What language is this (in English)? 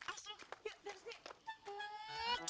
Indonesian